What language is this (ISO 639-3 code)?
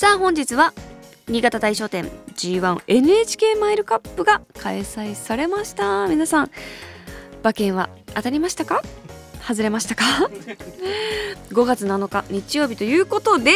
jpn